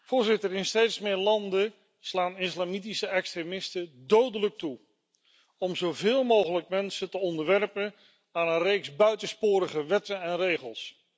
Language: Dutch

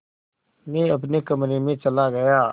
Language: Hindi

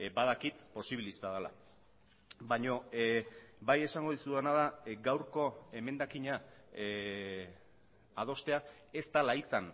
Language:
Basque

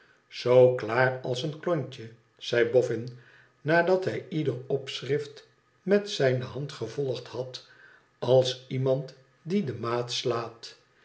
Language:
Dutch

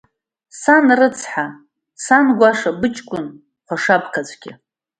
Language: Abkhazian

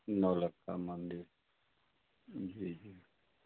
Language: Maithili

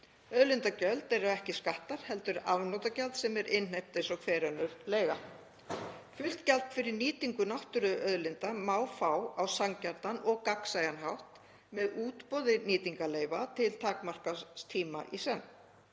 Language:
Icelandic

